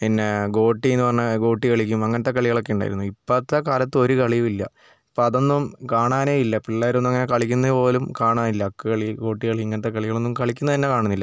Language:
Malayalam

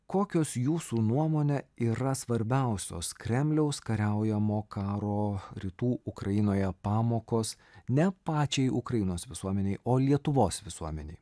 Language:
Lithuanian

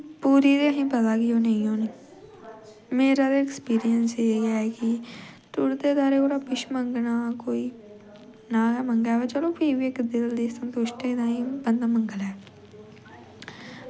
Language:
Dogri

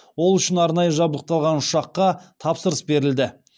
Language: Kazakh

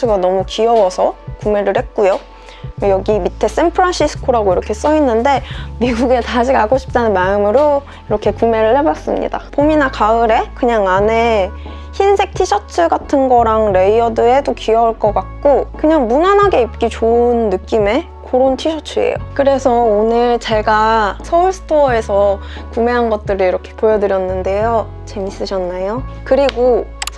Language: Korean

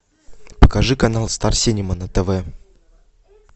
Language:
Russian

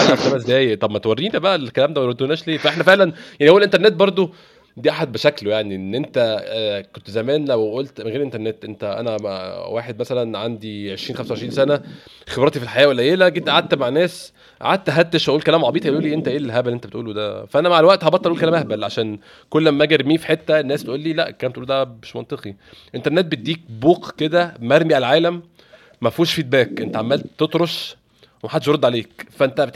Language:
Arabic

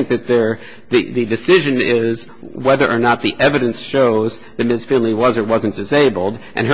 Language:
English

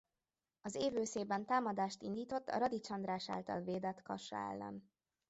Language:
Hungarian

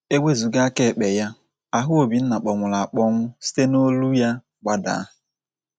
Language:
Igbo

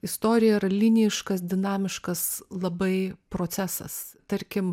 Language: Lithuanian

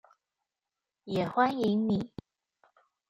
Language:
Chinese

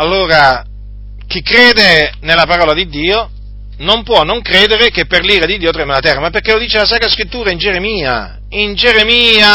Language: Italian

